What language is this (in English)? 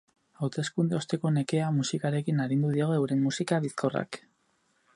Basque